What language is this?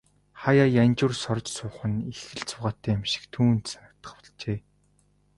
Mongolian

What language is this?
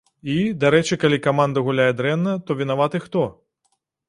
Belarusian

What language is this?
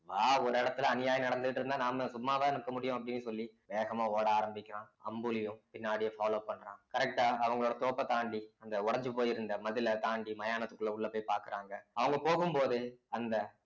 Tamil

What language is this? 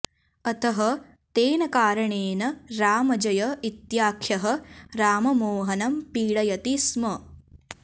Sanskrit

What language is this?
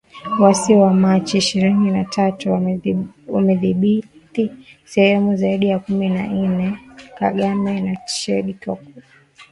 Swahili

